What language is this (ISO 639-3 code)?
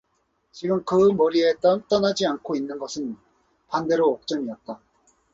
kor